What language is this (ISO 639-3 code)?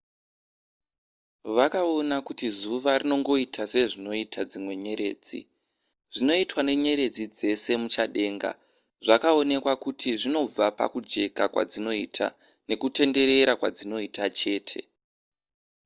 sna